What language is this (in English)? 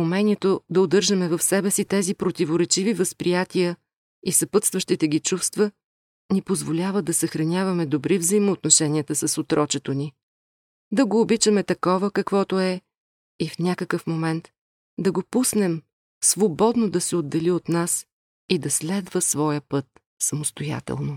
Bulgarian